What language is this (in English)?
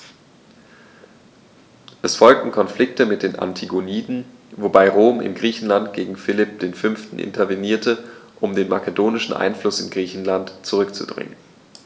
German